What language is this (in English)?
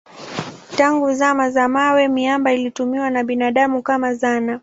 Swahili